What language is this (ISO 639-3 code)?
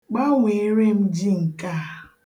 ibo